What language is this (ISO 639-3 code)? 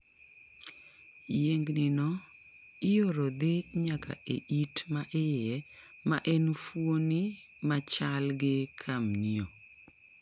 luo